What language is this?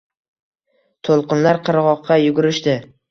Uzbek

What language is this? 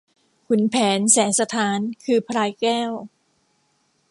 Thai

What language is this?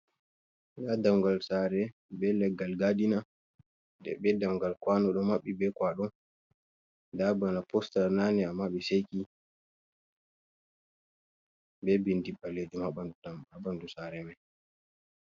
Fula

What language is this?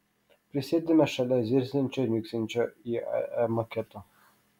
Lithuanian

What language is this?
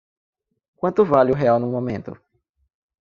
Portuguese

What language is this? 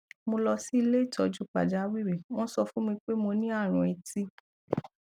Yoruba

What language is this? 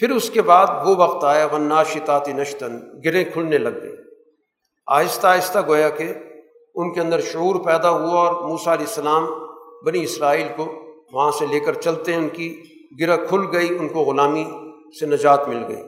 Urdu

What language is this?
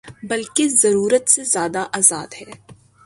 Urdu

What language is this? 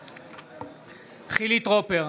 Hebrew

